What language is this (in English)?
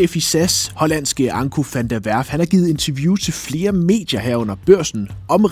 Danish